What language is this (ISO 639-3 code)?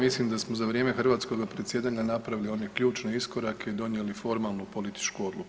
hrv